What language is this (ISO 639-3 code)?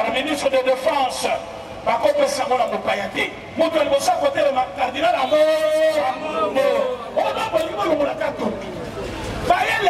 fra